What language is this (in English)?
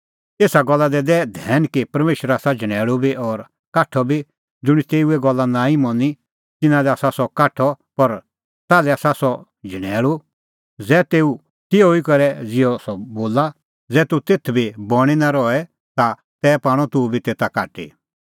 Kullu Pahari